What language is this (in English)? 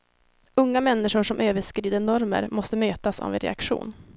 Swedish